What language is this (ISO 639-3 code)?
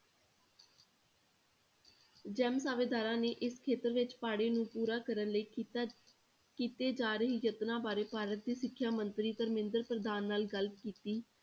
pan